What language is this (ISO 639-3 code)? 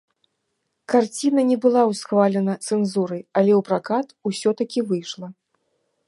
bel